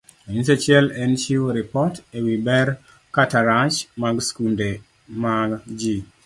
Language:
Luo (Kenya and Tanzania)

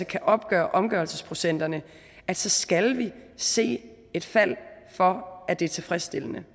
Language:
Danish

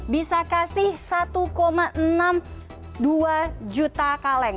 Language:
Indonesian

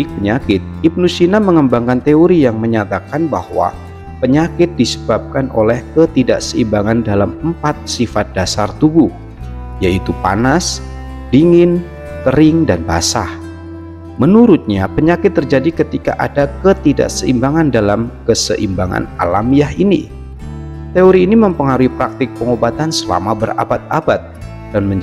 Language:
Indonesian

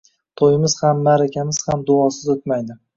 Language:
Uzbek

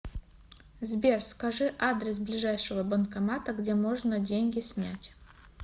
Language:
Russian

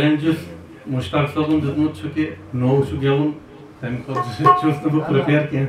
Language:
Arabic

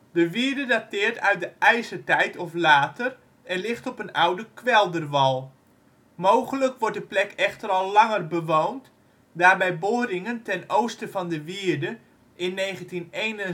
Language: Dutch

